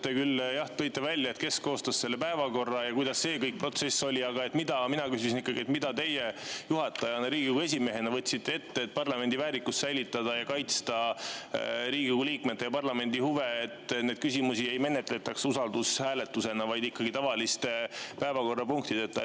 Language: Estonian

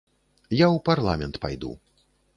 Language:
Belarusian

